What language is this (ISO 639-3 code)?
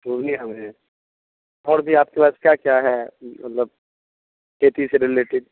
urd